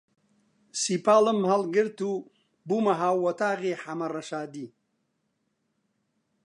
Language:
Central Kurdish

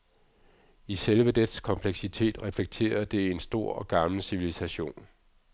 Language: Danish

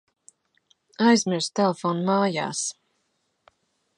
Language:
Latvian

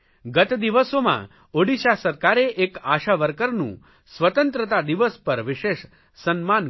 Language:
Gujarati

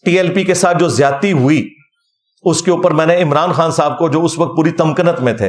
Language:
Urdu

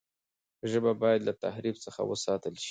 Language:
Pashto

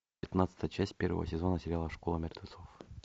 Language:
Russian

